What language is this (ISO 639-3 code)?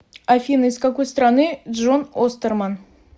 rus